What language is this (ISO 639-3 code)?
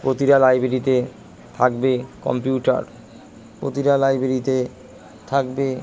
ben